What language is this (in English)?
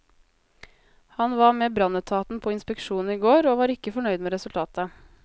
Norwegian